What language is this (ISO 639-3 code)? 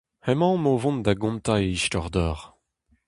bre